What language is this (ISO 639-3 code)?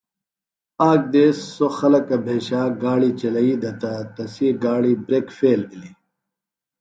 phl